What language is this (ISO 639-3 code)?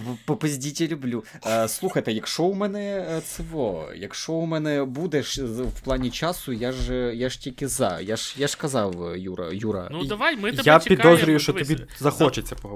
ukr